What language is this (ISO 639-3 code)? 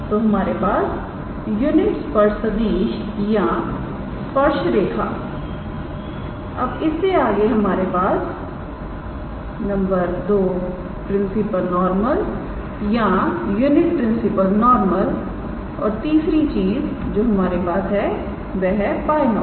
hin